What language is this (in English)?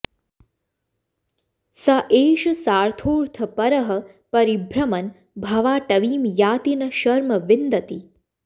Sanskrit